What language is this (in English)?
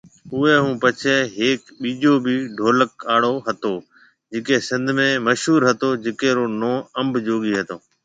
Marwari (Pakistan)